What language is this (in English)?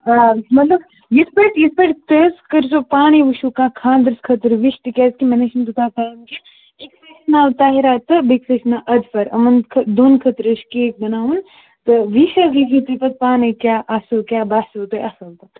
Kashmiri